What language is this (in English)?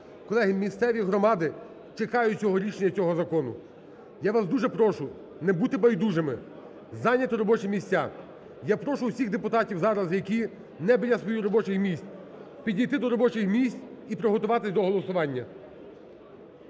Ukrainian